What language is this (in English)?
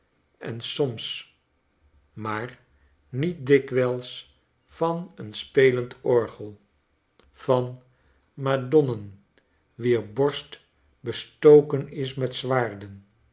Dutch